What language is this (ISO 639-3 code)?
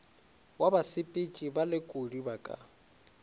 nso